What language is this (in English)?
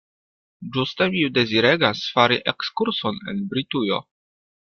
Esperanto